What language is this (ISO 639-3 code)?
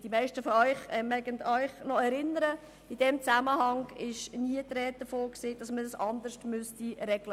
gsw